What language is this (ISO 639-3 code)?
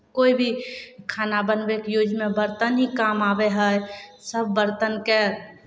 mai